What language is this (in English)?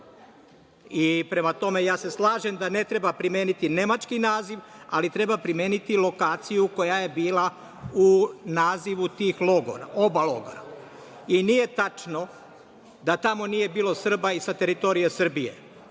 Serbian